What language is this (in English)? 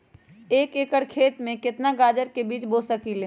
Magahi